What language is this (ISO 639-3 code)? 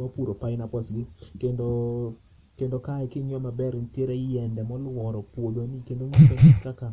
luo